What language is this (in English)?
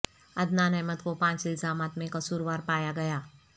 Urdu